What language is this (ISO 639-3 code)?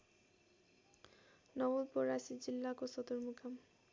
nep